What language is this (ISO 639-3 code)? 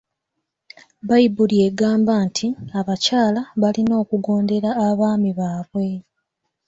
lug